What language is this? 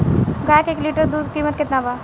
Bhojpuri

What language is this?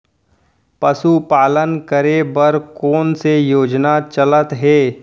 Chhattisgarhi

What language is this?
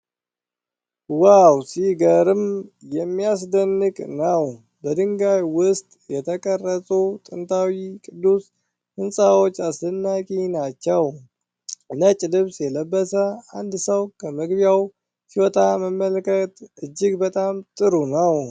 Amharic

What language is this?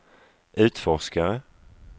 Swedish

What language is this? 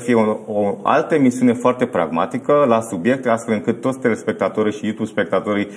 Romanian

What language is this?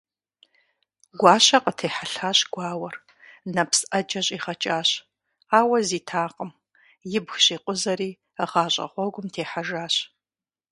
Kabardian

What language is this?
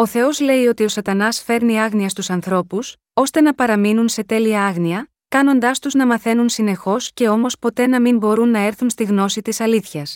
Greek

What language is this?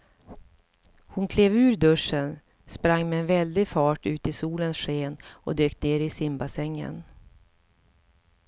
Swedish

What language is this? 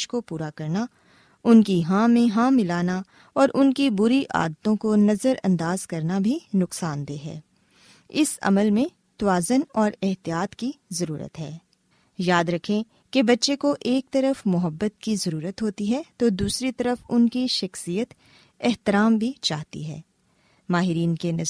Urdu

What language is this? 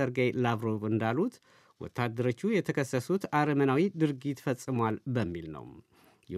Amharic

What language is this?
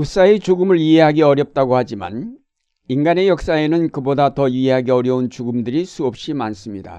Korean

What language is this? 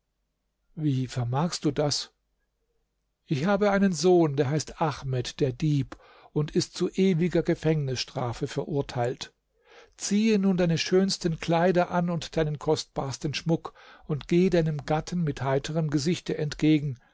German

